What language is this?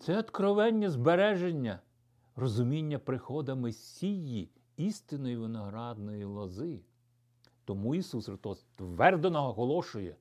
Ukrainian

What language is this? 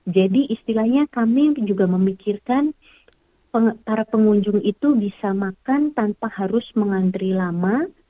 Indonesian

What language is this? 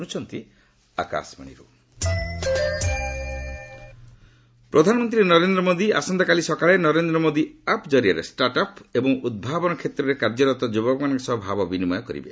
Odia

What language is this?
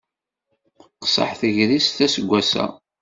Kabyle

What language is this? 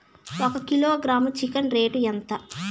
Telugu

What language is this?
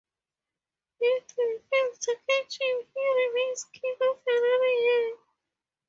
English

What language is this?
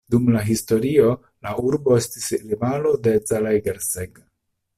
Esperanto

